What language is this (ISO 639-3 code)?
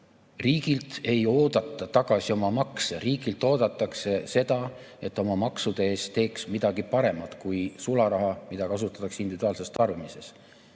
est